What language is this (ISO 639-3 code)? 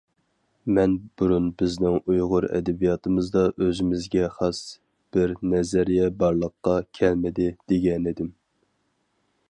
uig